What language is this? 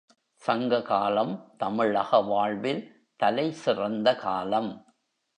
Tamil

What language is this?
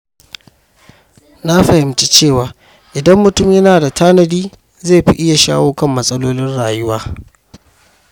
Hausa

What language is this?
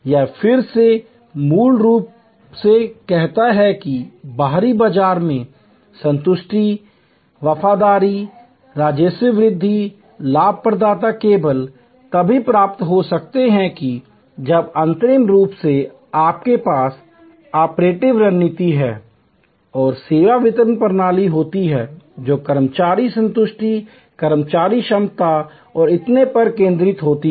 Hindi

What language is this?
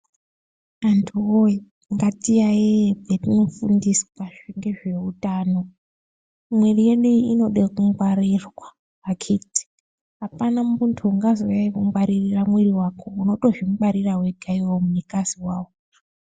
Ndau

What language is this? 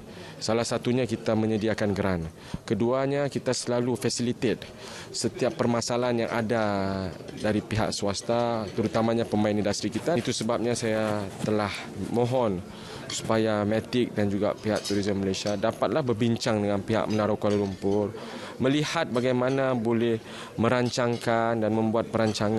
Malay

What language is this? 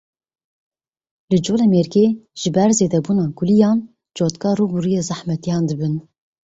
Kurdish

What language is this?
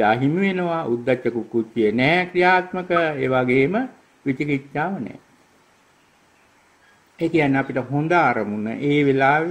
Thai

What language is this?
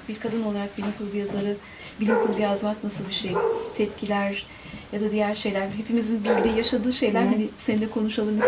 Turkish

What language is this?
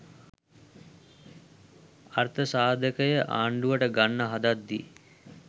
Sinhala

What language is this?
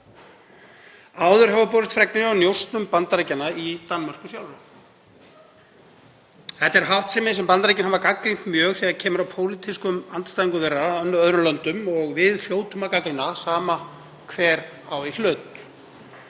Icelandic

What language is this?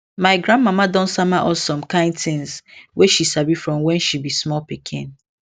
Nigerian Pidgin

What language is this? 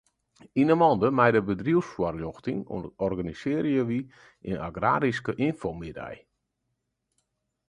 Western Frisian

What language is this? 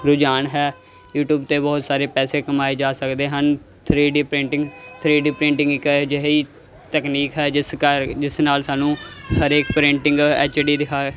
Punjabi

